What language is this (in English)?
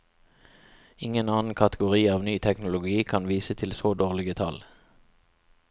Norwegian